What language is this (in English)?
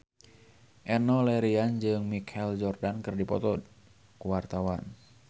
Sundanese